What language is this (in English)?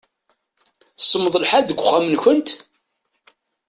Kabyle